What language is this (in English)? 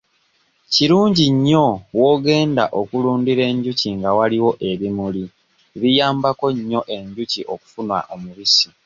Ganda